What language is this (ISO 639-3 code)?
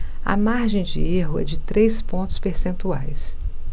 por